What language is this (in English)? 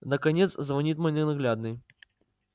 Russian